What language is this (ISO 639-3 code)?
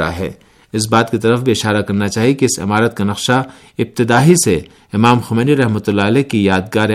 urd